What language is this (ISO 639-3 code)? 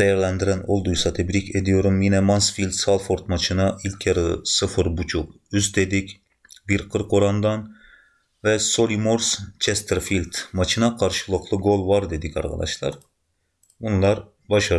tur